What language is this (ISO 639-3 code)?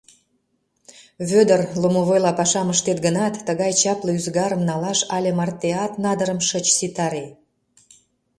chm